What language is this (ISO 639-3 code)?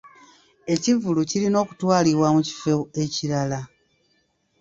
lug